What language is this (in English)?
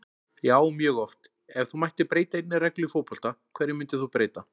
Icelandic